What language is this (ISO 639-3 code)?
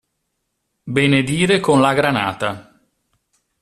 ita